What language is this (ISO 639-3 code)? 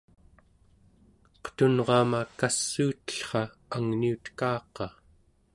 esu